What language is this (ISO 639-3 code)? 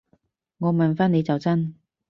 yue